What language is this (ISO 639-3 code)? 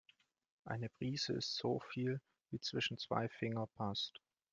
deu